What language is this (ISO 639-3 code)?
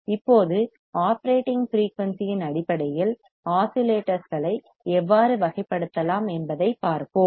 tam